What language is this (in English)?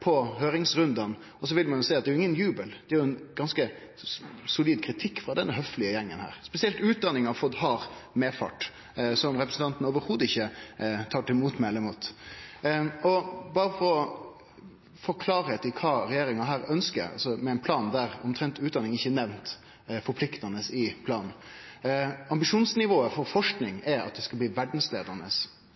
Norwegian Nynorsk